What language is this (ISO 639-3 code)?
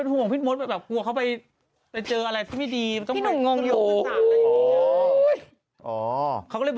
tha